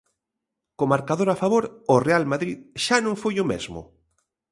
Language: Galician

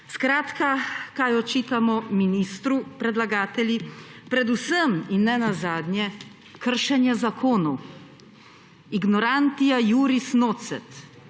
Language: Slovenian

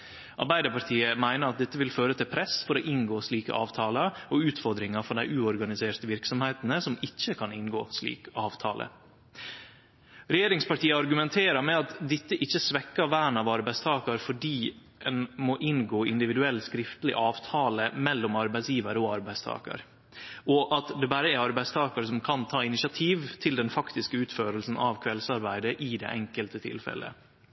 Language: Norwegian Nynorsk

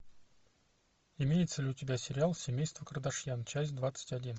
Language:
Russian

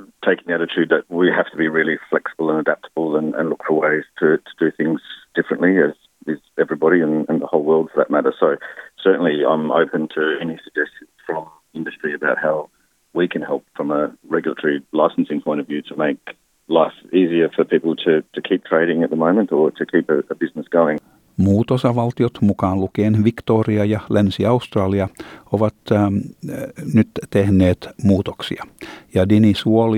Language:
Finnish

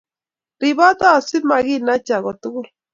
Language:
Kalenjin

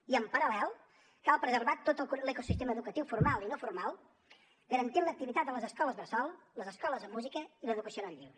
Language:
Catalan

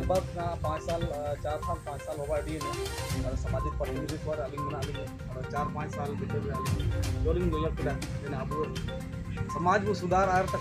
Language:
Indonesian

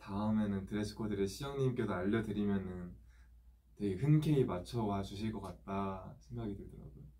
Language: Korean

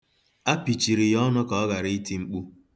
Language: Igbo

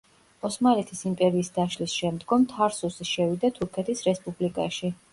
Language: Georgian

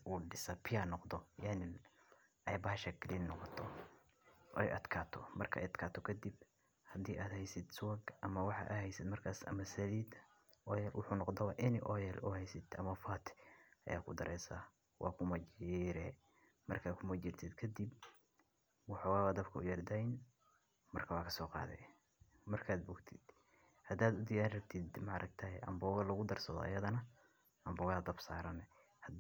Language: Somali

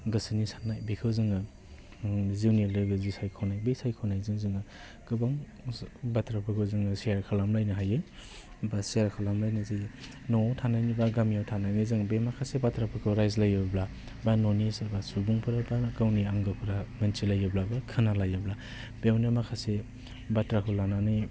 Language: Bodo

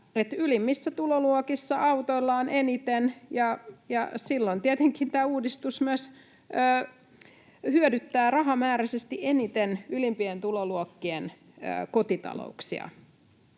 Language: Finnish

